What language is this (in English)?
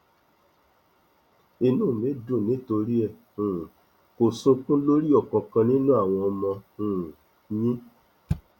Yoruba